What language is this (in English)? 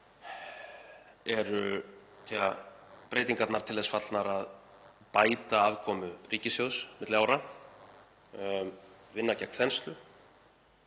Icelandic